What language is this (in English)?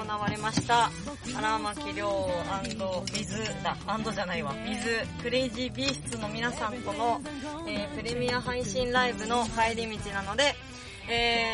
Japanese